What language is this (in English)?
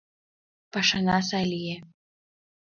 Mari